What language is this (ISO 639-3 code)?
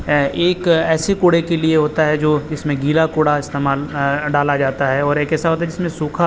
urd